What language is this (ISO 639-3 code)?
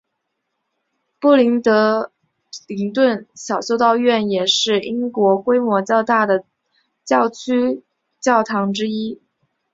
zho